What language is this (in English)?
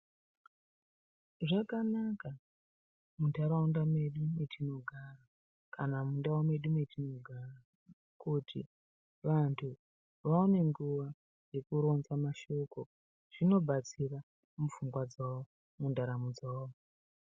Ndau